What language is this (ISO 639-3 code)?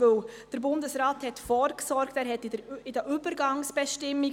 gsw